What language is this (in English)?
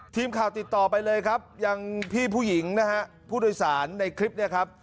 Thai